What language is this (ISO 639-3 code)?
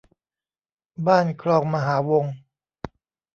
tha